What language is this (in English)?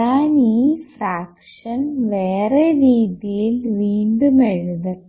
Malayalam